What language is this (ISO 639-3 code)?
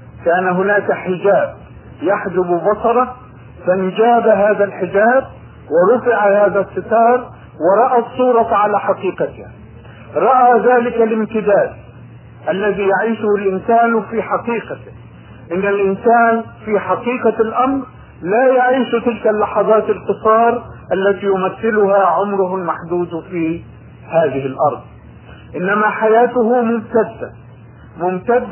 ara